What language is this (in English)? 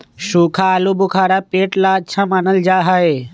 Magahi